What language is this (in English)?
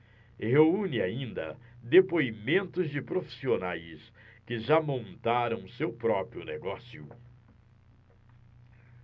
Portuguese